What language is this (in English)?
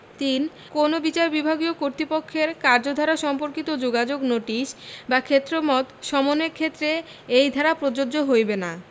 Bangla